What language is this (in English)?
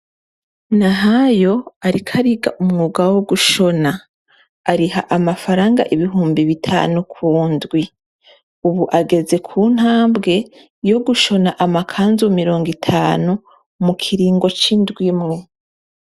Rundi